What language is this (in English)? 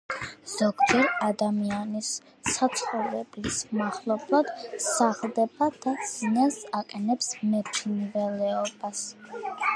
Georgian